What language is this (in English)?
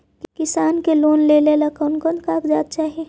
Magahi